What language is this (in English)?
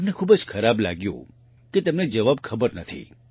Gujarati